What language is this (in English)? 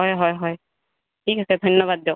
Assamese